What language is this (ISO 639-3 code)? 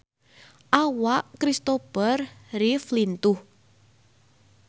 sun